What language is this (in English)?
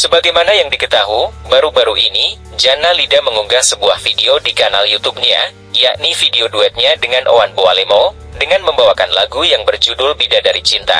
Indonesian